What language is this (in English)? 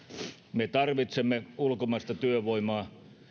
Finnish